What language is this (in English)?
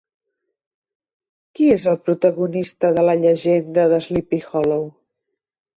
Catalan